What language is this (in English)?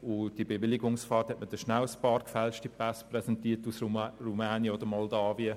Swiss German